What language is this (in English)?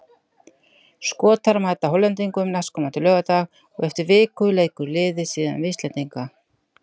Icelandic